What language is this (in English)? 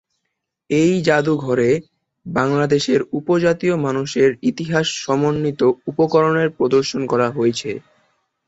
Bangla